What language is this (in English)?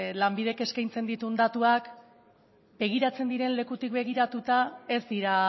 Basque